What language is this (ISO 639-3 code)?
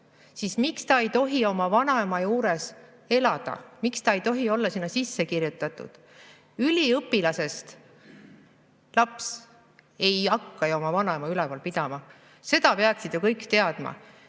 est